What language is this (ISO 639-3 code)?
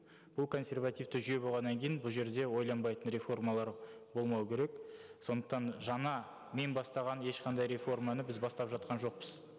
kaz